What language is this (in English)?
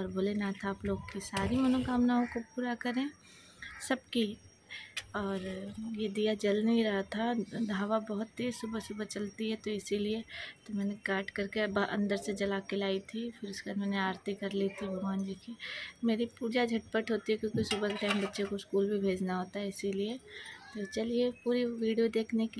Hindi